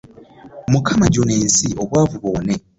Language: Ganda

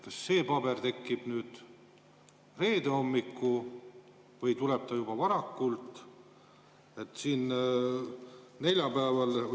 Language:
Estonian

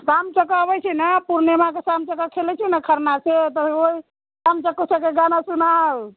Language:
Maithili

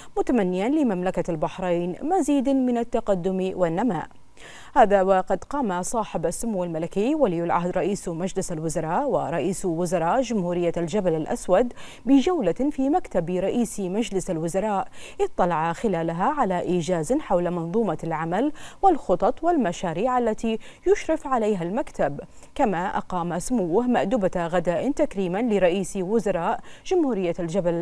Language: Arabic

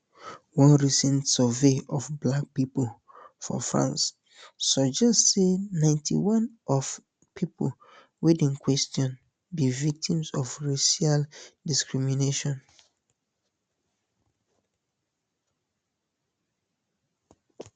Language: Nigerian Pidgin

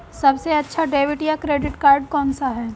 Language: Hindi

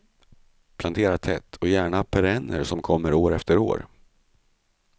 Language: Swedish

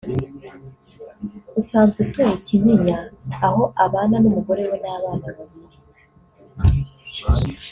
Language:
Kinyarwanda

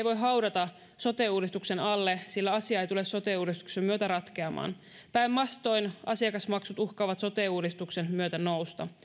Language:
Finnish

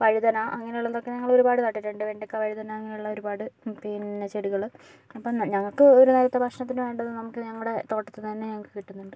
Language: Malayalam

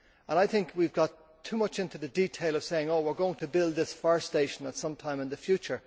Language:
English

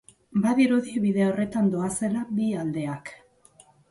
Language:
Basque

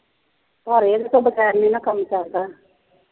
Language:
Punjabi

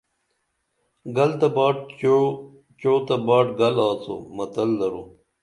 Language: Dameli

